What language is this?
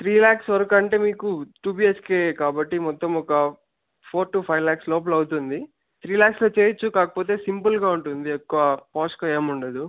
Telugu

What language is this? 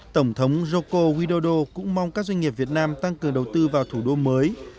Vietnamese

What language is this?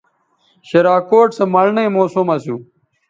Bateri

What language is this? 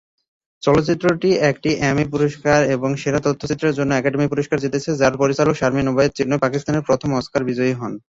Bangla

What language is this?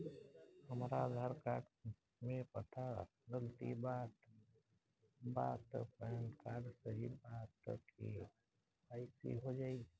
Bhojpuri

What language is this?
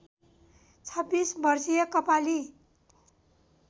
Nepali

